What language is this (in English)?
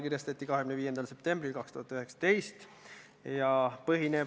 Estonian